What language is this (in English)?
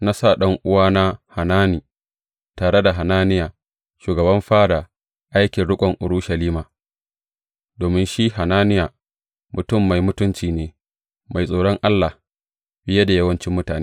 Hausa